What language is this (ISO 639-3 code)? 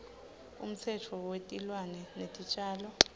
ssw